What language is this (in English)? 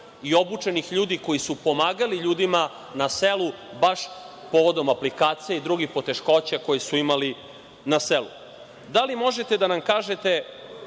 Serbian